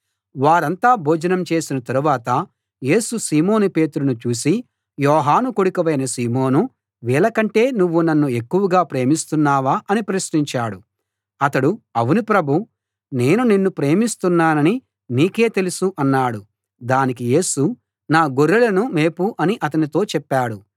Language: Telugu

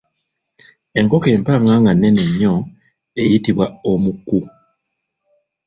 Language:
Ganda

